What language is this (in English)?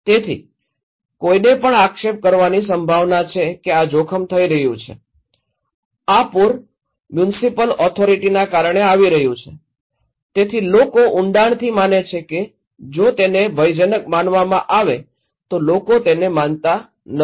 Gujarati